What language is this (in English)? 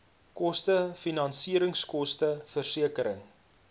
Afrikaans